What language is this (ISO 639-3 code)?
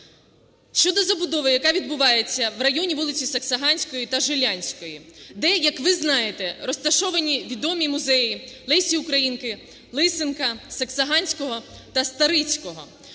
ukr